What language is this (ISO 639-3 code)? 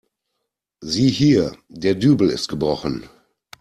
deu